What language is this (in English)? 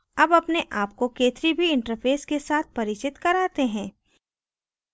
Hindi